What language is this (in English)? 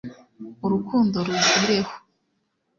Kinyarwanda